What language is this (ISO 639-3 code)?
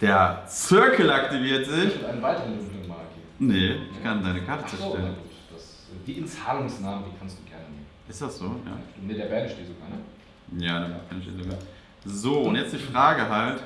deu